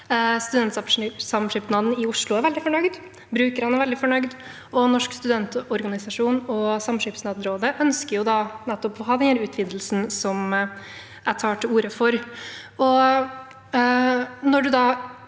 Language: Norwegian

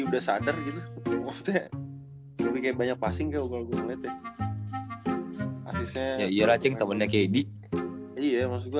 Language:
Indonesian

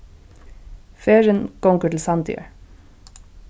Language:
Faroese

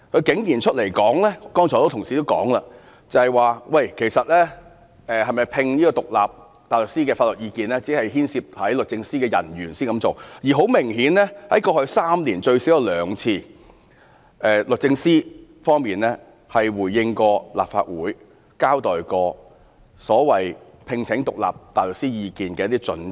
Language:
Cantonese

